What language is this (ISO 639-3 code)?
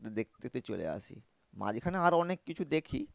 ben